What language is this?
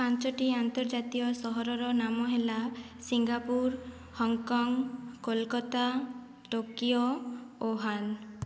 Odia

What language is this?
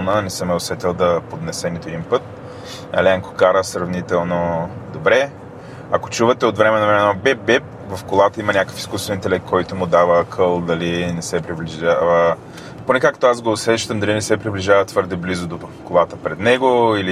Bulgarian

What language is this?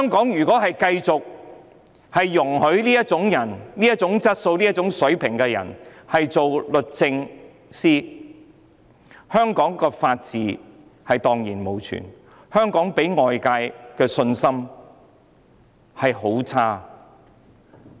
Cantonese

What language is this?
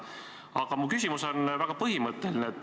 Estonian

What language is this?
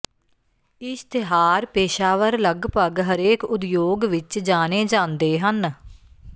Punjabi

